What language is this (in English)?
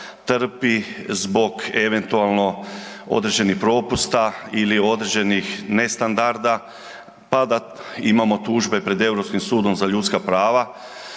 Croatian